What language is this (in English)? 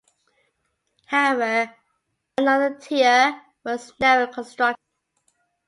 English